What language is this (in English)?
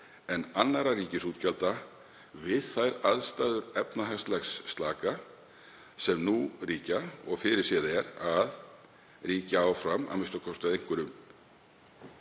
Icelandic